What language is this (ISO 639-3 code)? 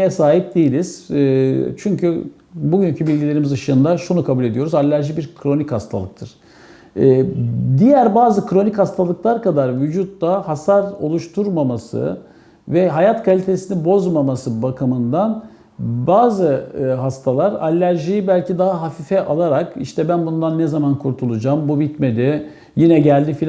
tur